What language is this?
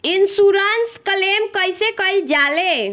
Bhojpuri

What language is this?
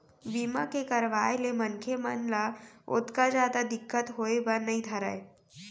Chhattisgarhi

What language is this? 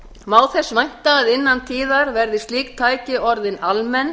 Icelandic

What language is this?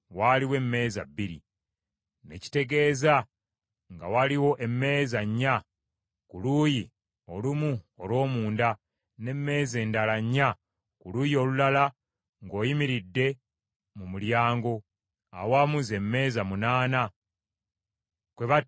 Ganda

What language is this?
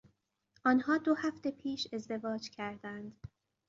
Persian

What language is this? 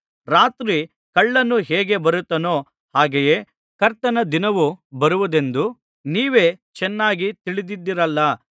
Kannada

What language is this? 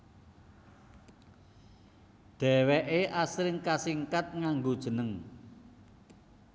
Javanese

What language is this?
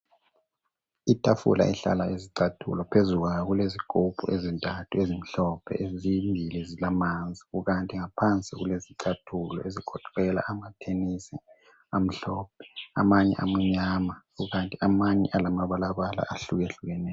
North Ndebele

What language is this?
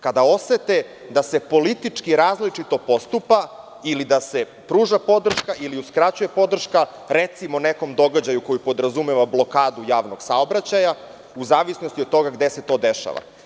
Serbian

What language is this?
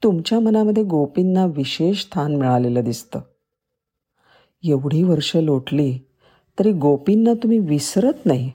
Marathi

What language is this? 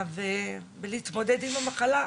Hebrew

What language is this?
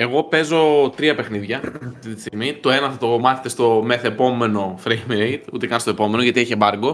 Greek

